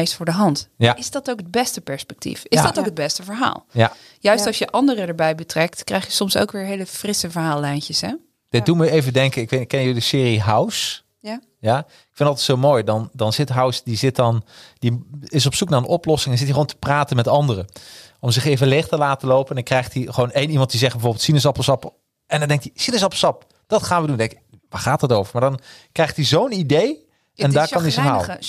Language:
Dutch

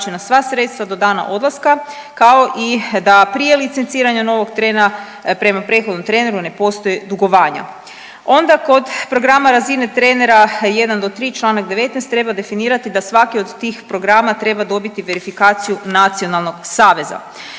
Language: Croatian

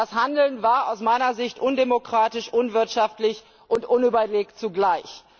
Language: German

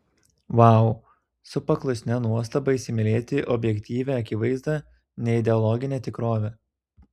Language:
Lithuanian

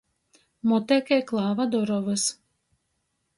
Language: Latgalian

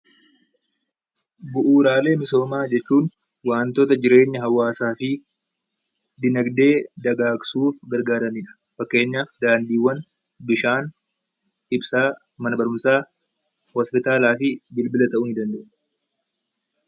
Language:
Oromo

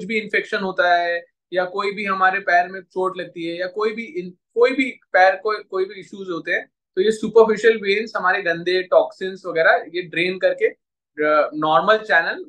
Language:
Hindi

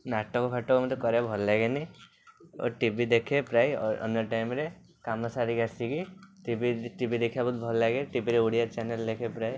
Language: Odia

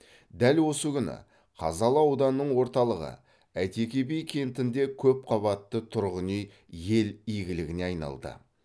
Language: Kazakh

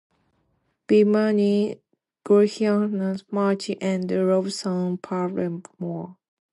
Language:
English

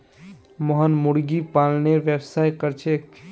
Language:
Magahi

